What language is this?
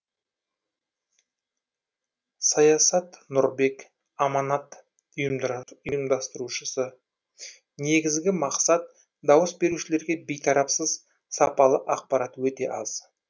Kazakh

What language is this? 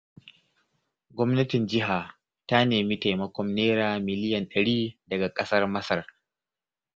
Hausa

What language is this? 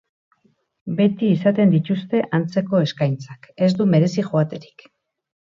Basque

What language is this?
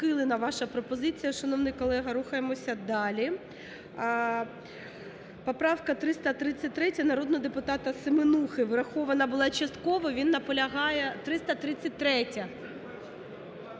Ukrainian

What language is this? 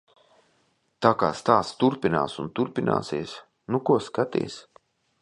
Latvian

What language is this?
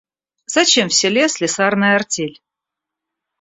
Russian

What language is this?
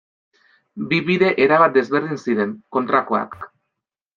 Basque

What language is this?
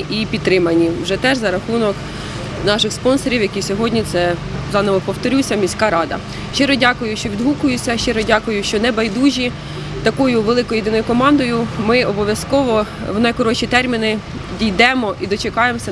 Ukrainian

